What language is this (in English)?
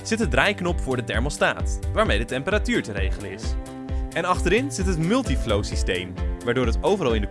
Dutch